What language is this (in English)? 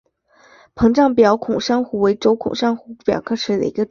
Chinese